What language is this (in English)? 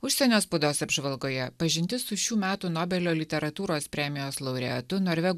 Lithuanian